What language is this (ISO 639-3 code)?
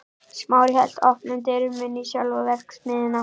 isl